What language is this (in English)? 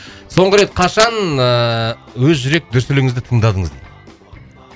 Kazakh